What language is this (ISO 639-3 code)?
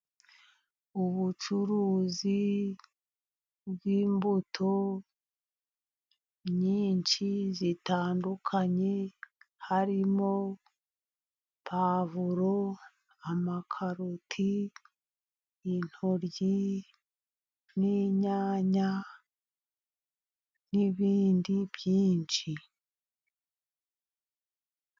kin